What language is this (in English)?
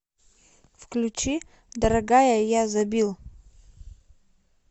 Russian